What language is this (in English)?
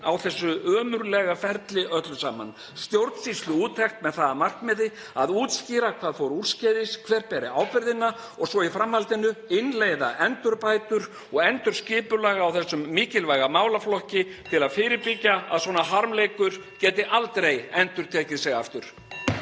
Icelandic